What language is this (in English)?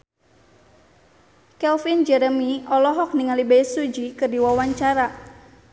Sundanese